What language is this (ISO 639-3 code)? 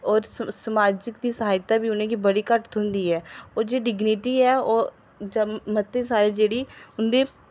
doi